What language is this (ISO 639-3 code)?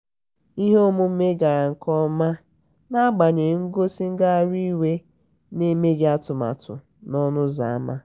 ibo